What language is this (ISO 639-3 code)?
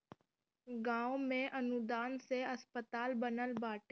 bho